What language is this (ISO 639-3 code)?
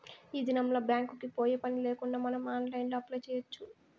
tel